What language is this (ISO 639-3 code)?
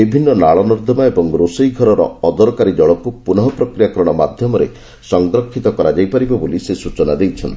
ori